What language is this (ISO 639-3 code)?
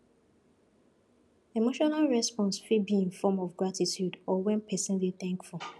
pcm